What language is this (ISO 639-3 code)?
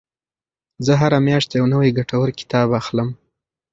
pus